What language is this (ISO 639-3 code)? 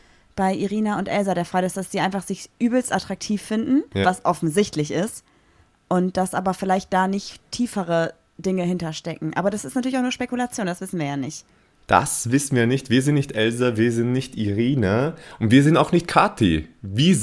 deu